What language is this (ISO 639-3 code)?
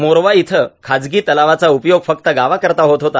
mar